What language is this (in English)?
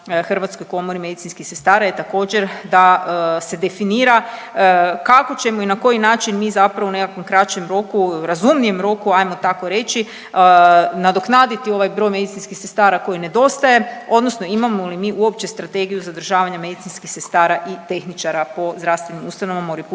Croatian